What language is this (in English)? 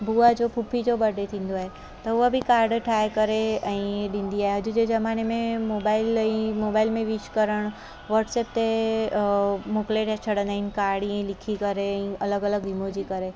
Sindhi